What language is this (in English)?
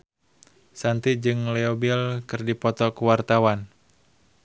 Sundanese